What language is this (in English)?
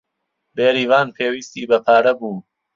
Central Kurdish